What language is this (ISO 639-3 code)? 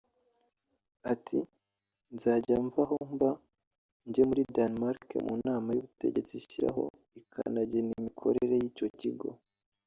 kin